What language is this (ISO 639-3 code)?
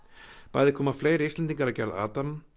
isl